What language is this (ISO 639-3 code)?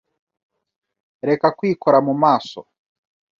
kin